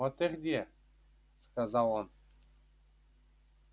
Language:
Russian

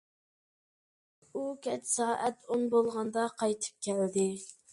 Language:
Uyghur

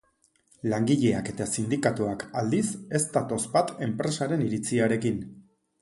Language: Basque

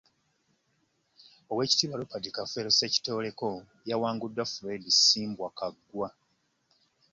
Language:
Ganda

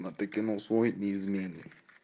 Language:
Russian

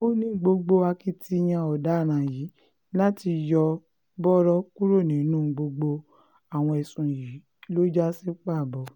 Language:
Yoruba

